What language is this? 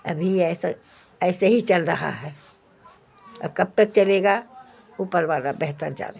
Urdu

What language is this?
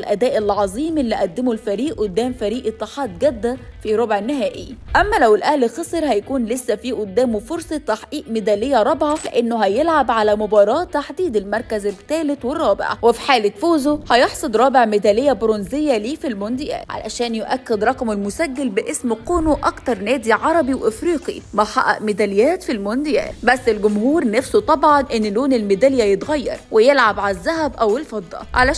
Arabic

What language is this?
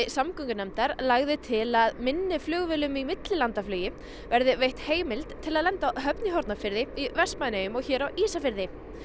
Icelandic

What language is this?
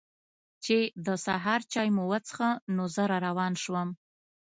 Pashto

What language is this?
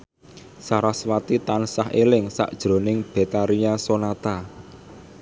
Javanese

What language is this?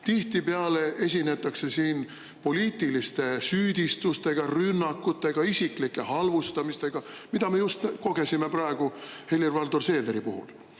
Estonian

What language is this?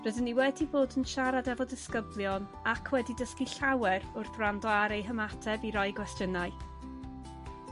Welsh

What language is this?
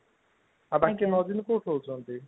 Odia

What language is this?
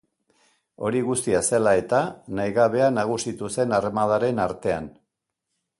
Basque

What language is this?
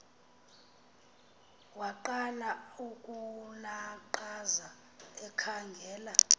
Xhosa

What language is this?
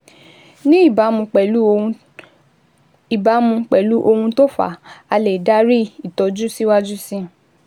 Yoruba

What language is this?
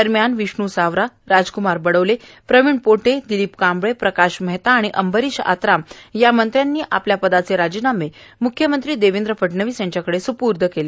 Marathi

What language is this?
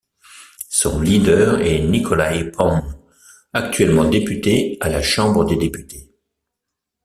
French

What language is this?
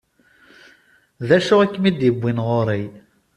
Kabyle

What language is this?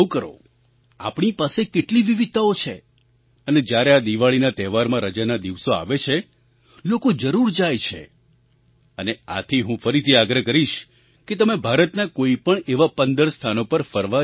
Gujarati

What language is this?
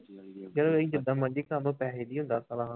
Punjabi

